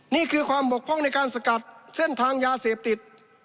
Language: Thai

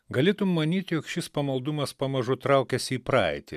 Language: Lithuanian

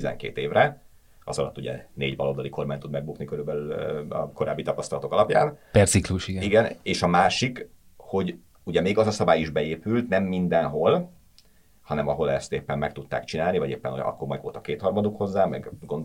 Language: Hungarian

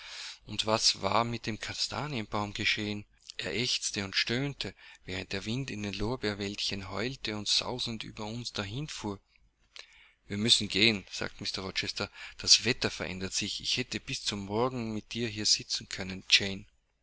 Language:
German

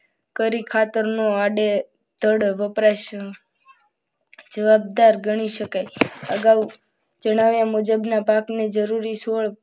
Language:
Gujarati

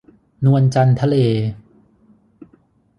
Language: Thai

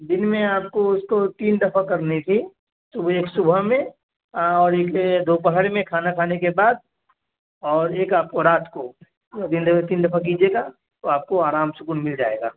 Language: Urdu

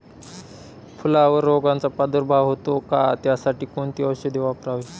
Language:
Marathi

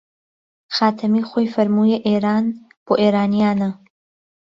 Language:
Central Kurdish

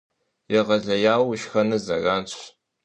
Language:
Kabardian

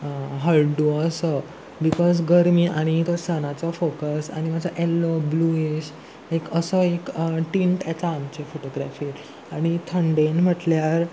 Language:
Konkani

